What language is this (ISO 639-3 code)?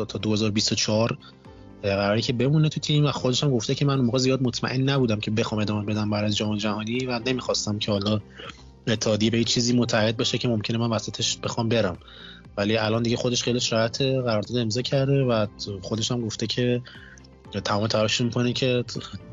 fas